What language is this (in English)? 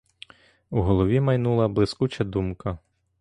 Ukrainian